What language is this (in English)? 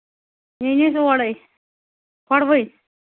Kashmiri